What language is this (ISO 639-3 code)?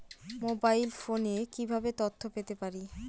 ben